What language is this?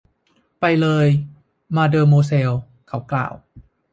Thai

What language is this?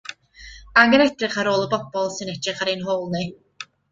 Welsh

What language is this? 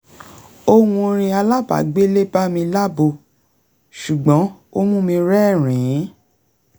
Yoruba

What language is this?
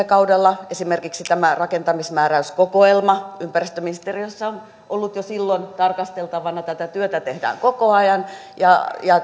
Finnish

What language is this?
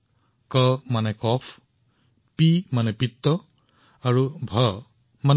Assamese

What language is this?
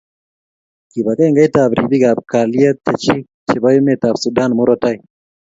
Kalenjin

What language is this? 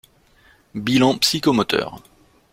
French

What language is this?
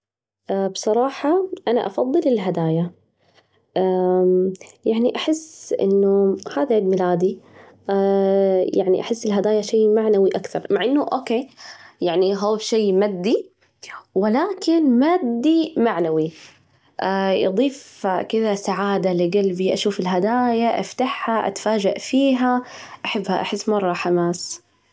Najdi Arabic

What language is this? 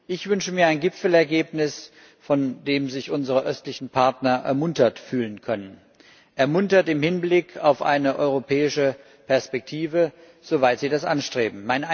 German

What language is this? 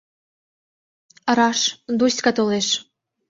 Mari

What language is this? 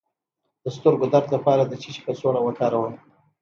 Pashto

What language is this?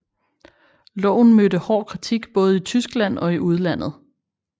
Danish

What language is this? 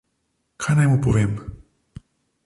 Slovenian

